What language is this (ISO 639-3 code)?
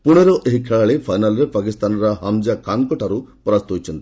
ori